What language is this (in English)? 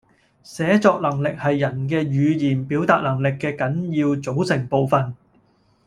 Cantonese